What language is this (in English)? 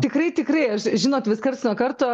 Lithuanian